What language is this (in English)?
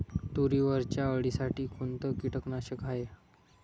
Marathi